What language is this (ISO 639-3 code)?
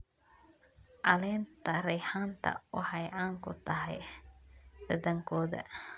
som